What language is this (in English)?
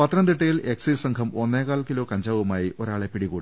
Malayalam